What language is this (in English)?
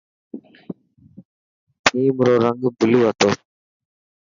Dhatki